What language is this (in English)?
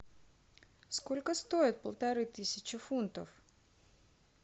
Russian